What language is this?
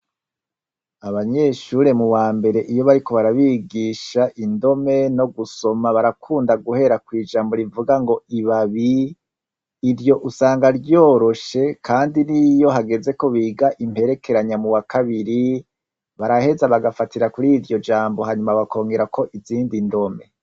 Rundi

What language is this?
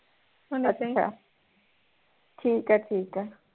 Punjabi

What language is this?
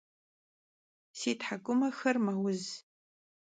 Kabardian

